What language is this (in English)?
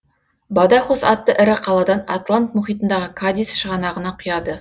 Kazakh